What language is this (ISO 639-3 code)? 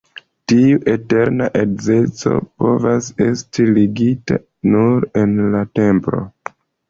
epo